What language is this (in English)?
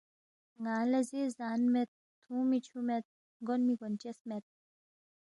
Balti